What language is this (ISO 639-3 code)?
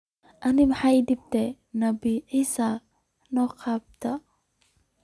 som